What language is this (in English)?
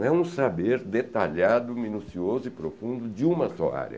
Portuguese